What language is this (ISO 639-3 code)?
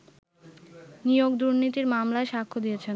ben